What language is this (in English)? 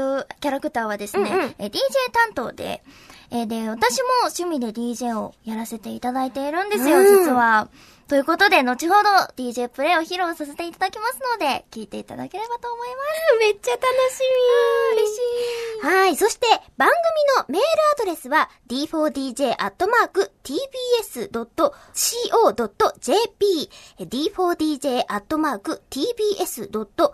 Japanese